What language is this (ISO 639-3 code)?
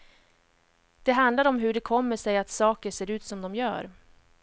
swe